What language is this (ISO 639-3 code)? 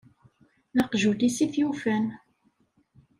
kab